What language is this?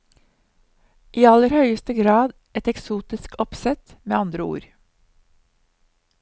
Norwegian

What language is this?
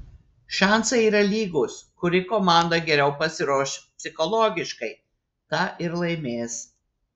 Lithuanian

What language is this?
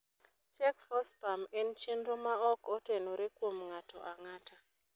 Luo (Kenya and Tanzania)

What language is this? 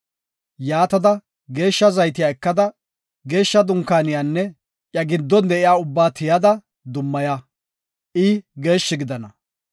Gofa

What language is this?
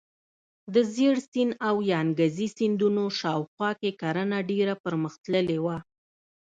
Pashto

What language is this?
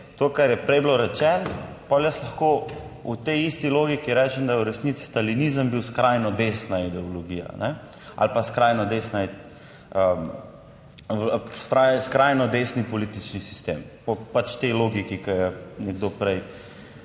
Slovenian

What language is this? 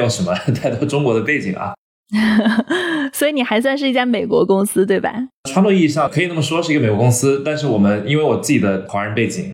Chinese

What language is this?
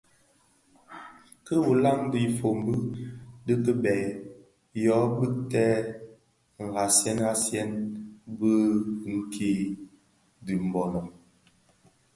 Bafia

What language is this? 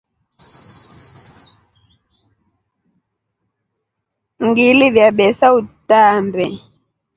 Rombo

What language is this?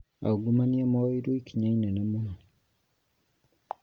Kikuyu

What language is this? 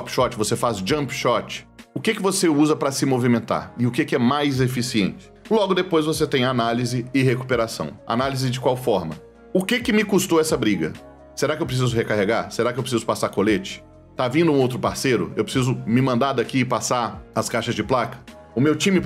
Portuguese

